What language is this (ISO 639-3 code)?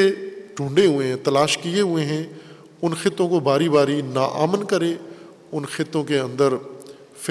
urd